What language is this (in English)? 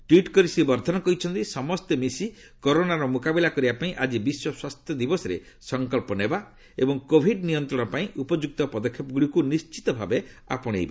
Odia